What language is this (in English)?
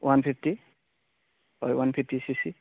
Assamese